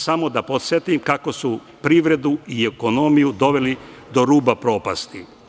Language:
Serbian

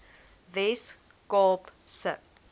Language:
Afrikaans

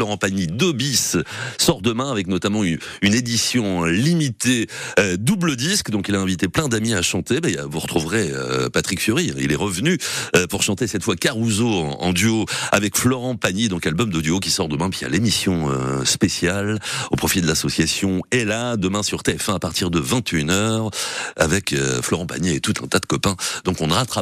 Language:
French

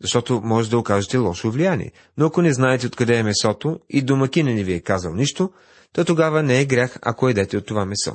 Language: Bulgarian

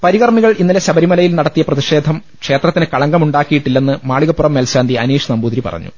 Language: Malayalam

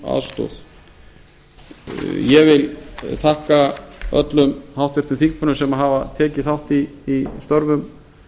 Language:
Icelandic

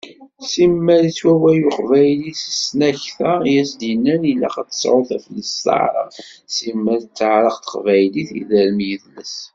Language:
Kabyle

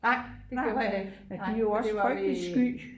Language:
Danish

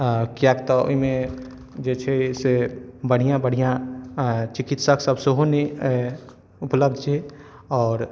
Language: Maithili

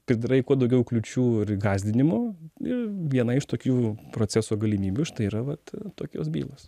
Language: Lithuanian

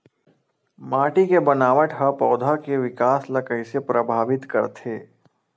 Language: Chhattisgarhi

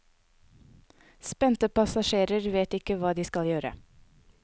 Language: Norwegian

